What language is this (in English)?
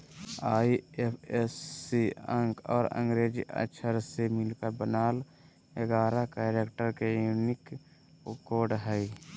Magahi